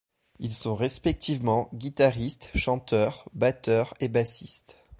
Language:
French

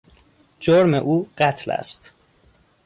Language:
Persian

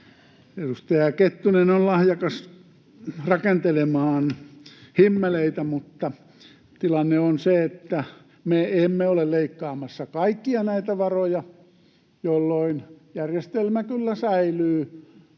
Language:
Finnish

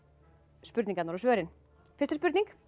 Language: Icelandic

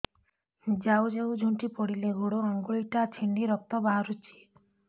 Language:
Odia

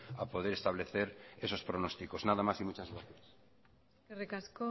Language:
Spanish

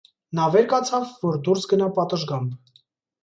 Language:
Armenian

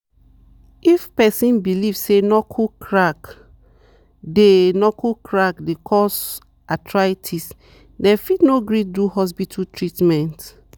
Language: Nigerian Pidgin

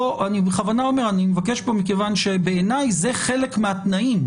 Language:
Hebrew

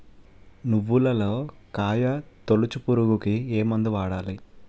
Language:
Telugu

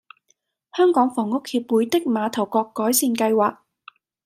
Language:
Cantonese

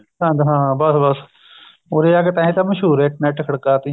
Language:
Punjabi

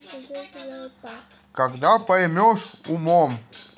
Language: Russian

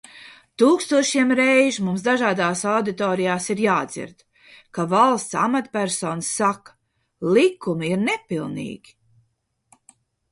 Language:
Latvian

